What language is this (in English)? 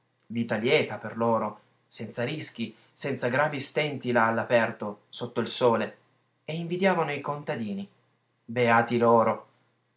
Italian